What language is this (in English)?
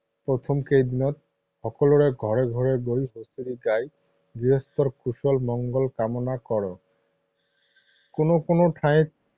Assamese